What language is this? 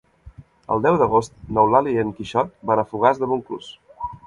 Catalan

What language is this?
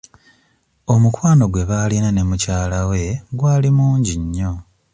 Ganda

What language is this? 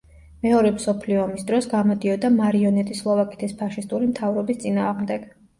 Georgian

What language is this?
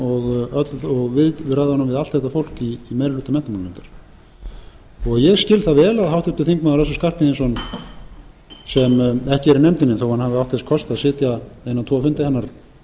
Icelandic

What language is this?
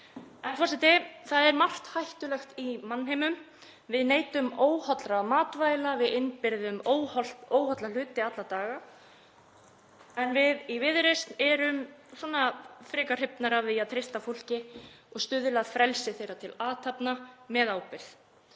Icelandic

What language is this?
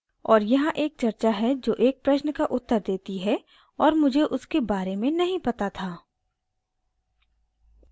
Hindi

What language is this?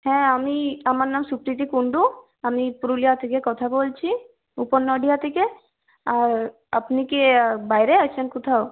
Bangla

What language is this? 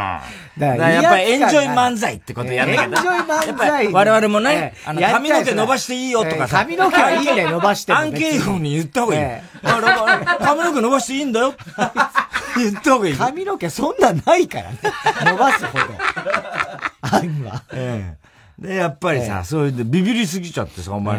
Japanese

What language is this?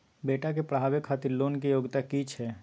Maithili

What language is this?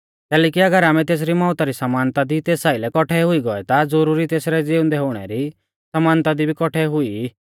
Mahasu Pahari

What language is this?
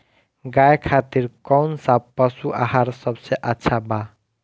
Bhojpuri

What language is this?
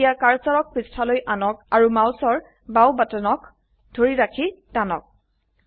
Assamese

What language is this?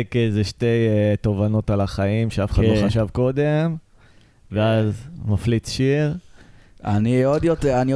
Hebrew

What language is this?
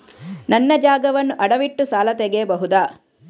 Kannada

